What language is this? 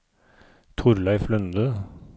Norwegian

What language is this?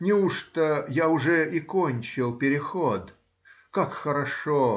Russian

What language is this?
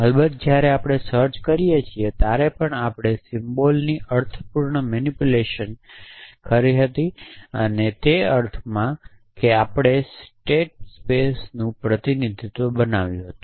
Gujarati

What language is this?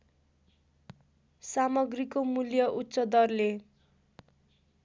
Nepali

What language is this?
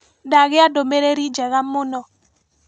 Kikuyu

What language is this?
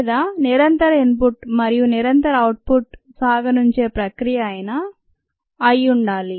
Telugu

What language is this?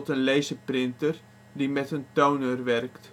Dutch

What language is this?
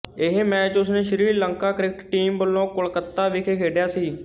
Punjabi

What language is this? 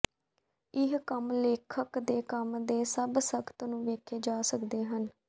Punjabi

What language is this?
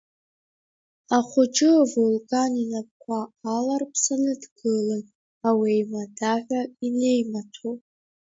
Abkhazian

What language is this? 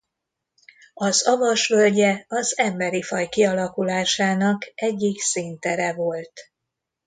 Hungarian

